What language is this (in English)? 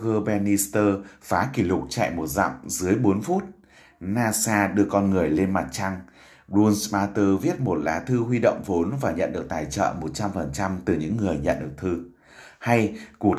Vietnamese